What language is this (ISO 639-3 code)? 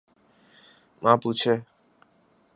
urd